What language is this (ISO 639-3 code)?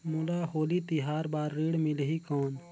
hne